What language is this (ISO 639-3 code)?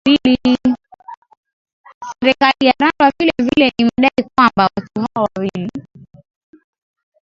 swa